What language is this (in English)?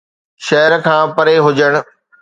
Sindhi